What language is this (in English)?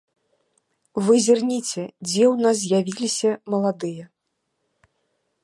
Belarusian